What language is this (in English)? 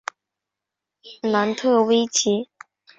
Chinese